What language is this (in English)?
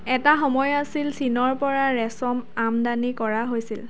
Assamese